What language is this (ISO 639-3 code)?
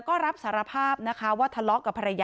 tha